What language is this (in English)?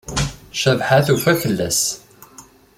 Kabyle